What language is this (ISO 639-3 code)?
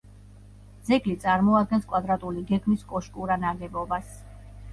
kat